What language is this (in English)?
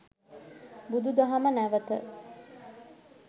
Sinhala